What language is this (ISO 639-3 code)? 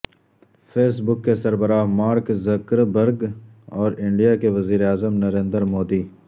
urd